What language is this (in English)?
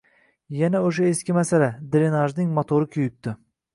Uzbek